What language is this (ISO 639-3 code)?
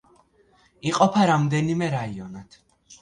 kat